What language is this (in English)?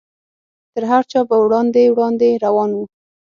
Pashto